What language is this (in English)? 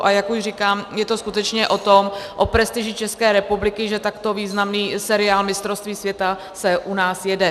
Czech